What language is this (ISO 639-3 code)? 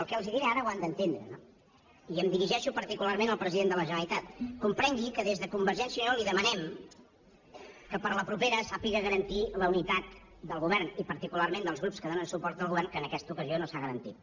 cat